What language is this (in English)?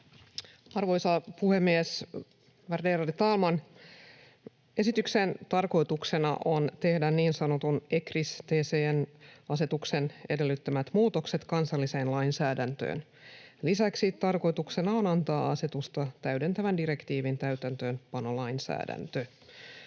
Finnish